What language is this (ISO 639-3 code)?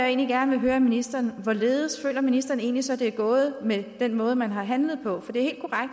dan